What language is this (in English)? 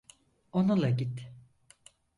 Turkish